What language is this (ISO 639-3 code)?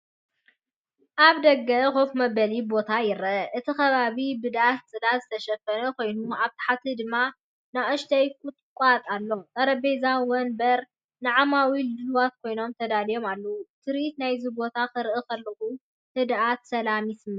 tir